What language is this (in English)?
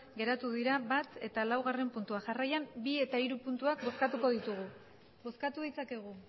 Basque